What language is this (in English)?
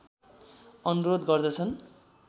Nepali